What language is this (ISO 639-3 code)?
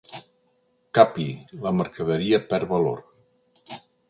cat